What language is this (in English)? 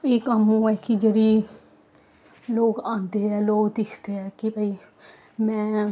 Dogri